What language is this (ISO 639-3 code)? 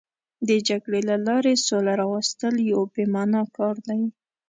pus